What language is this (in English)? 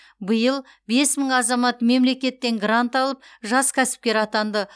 Kazakh